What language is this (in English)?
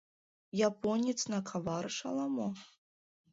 Mari